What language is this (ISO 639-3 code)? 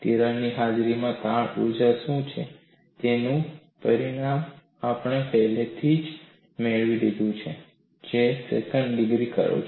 guj